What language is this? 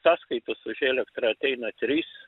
Lithuanian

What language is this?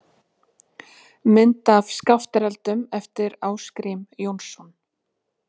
Icelandic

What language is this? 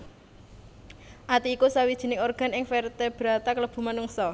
Javanese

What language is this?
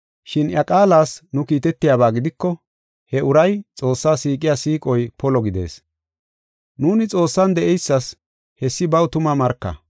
Gofa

